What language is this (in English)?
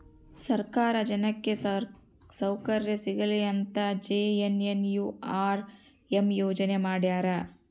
Kannada